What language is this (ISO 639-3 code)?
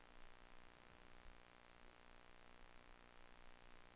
dan